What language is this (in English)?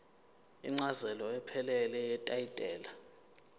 Zulu